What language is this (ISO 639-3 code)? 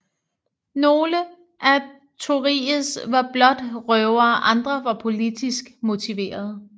dan